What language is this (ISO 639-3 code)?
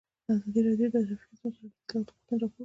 pus